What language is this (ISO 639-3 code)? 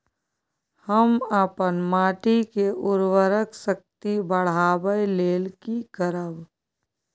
mai